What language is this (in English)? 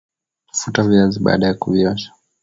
Swahili